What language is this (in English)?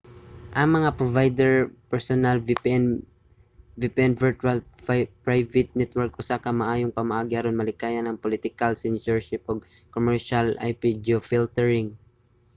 Cebuano